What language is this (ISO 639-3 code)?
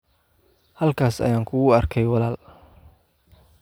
som